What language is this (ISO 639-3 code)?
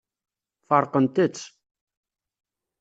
kab